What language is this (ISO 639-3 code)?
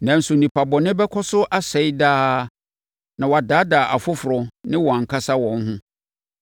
aka